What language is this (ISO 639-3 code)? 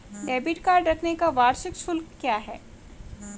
hin